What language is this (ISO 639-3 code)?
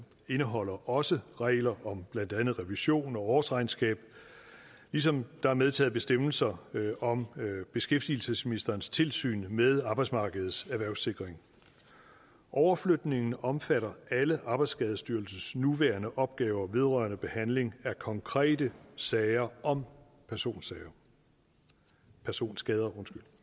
dan